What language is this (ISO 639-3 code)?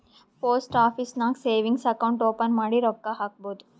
kan